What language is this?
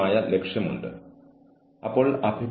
Malayalam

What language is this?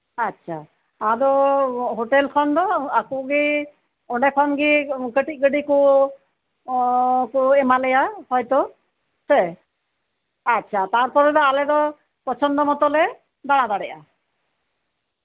Santali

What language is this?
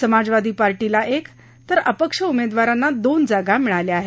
Marathi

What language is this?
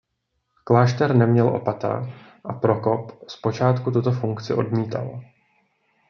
Czech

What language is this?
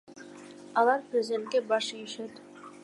Kyrgyz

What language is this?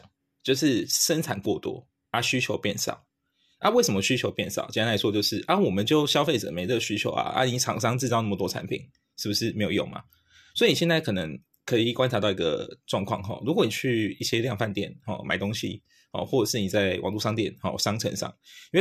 Chinese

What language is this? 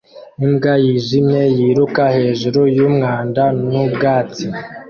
Kinyarwanda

